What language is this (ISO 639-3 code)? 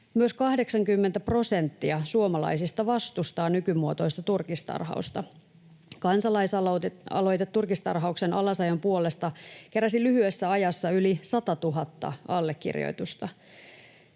fin